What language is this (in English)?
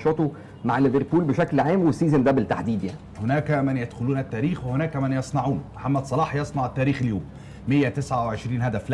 Arabic